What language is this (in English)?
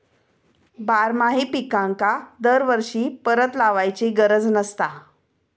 Marathi